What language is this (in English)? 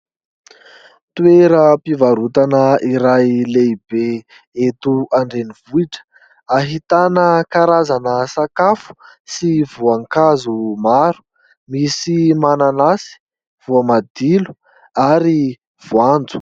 Malagasy